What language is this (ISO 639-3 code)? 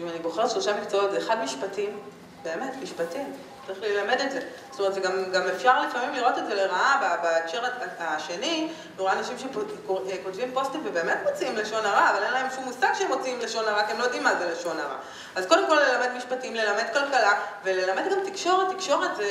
heb